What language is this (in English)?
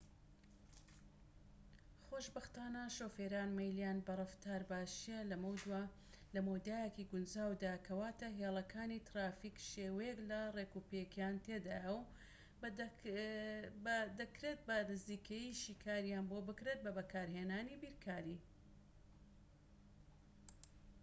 Central Kurdish